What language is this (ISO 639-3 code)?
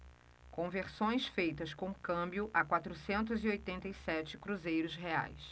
por